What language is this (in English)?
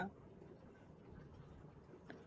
English